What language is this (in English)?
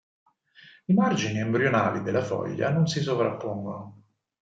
Italian